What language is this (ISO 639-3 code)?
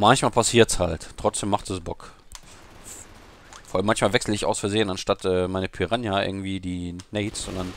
deu